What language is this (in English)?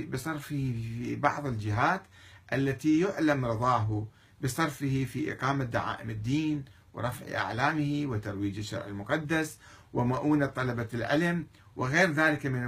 Arabic